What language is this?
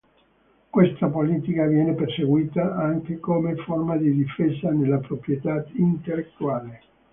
Italian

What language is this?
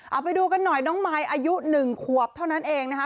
Thai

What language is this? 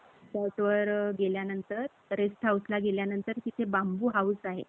Marathi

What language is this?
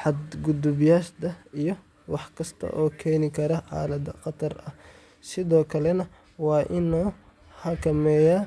Somali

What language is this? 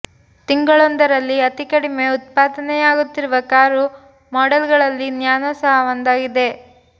Kannada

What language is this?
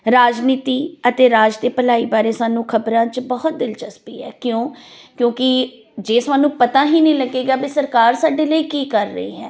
Punjabi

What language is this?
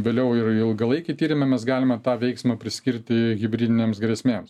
Lithuanian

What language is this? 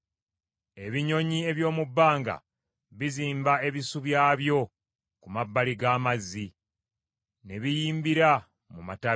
Ganda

